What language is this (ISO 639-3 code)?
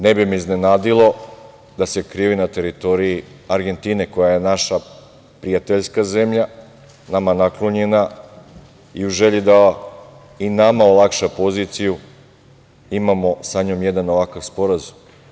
srp